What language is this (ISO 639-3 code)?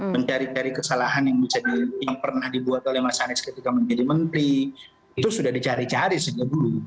ind